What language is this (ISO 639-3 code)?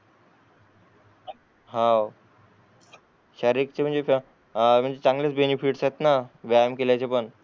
mar